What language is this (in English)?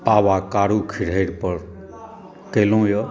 Maithili